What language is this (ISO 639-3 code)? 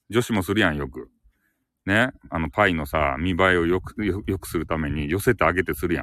jpn